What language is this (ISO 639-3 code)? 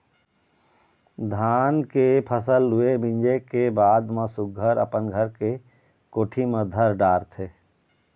hne